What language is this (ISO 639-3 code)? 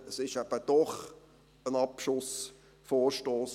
gsw